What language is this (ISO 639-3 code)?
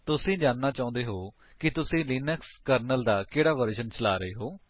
pan